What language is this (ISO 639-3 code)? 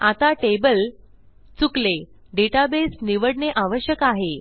mar